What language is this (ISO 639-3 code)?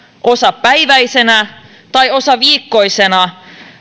fin